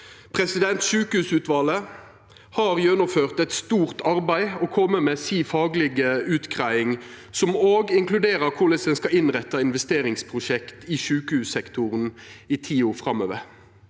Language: Norwegian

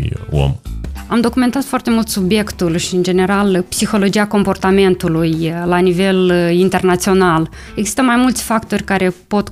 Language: Romanian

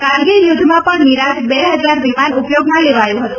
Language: Gujarati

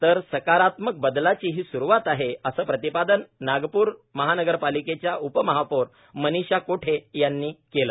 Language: Marathi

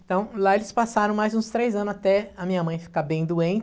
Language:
Portuguese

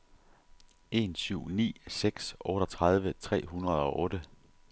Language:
Danish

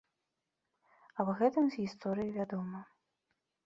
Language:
Belarusian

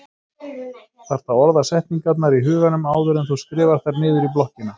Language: Icelandic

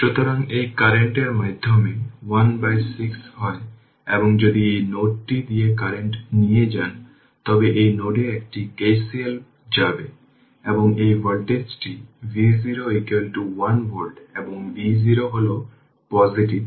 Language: Bangla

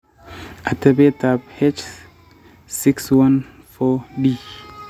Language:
Kalenjin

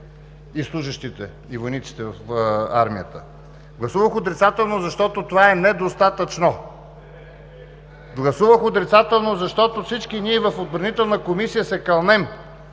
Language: Bulgarian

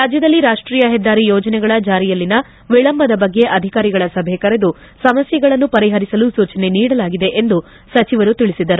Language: Kannada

